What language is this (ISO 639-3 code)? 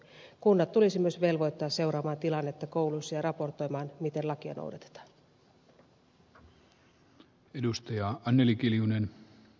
fin